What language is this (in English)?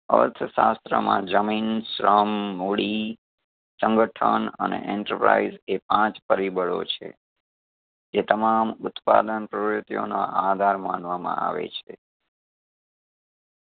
Gujarati